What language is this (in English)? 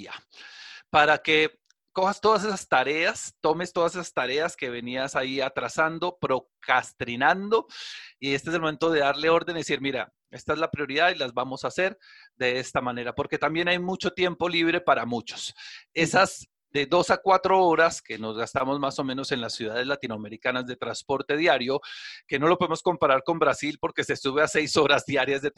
Spanish